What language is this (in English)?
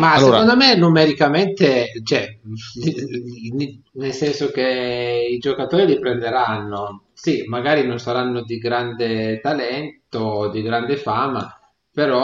Italian